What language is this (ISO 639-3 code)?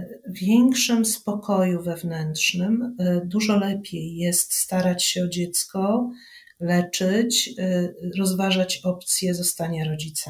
pol